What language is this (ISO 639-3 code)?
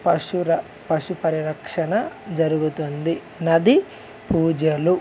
tel